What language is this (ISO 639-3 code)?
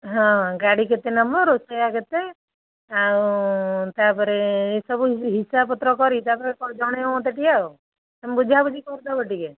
ori